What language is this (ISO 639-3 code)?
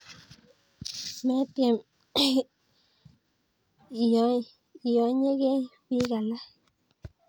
kln